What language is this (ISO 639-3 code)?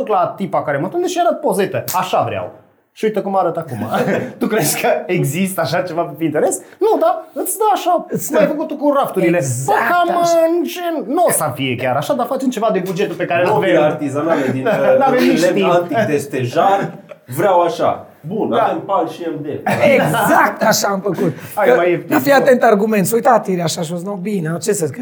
ron